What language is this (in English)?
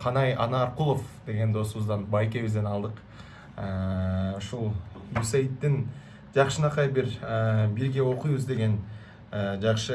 Turkish